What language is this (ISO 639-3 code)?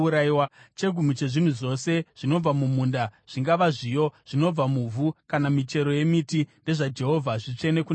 sna